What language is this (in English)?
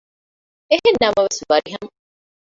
Divehi